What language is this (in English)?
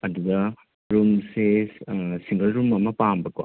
Manipuri